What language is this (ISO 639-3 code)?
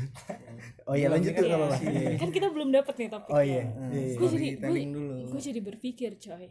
ind